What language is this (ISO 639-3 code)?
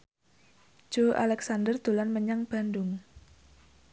jav